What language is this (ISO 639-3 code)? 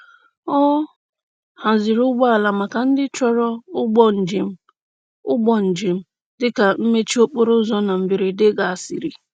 ibo